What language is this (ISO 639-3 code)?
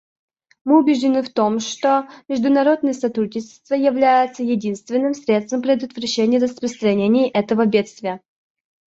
rus